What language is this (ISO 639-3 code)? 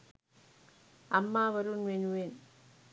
sin